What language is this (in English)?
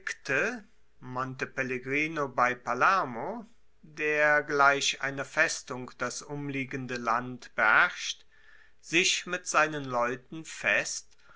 German